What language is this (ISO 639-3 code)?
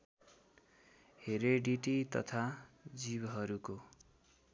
nep